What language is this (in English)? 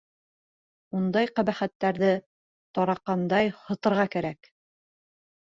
Bashkir